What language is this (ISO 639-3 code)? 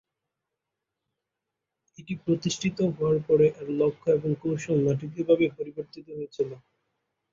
ben